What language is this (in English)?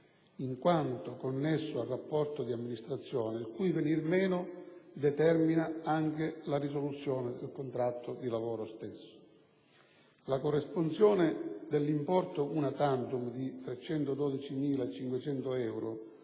Italian